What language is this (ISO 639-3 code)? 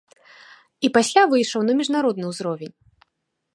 bel